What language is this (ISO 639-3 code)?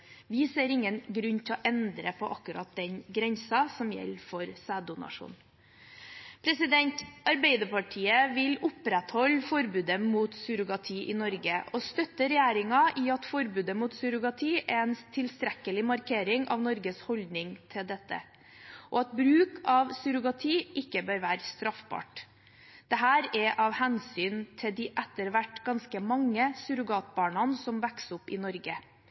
nob